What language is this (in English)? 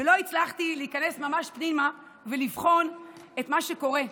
Hebrew